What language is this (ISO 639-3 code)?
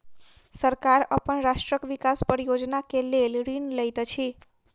mai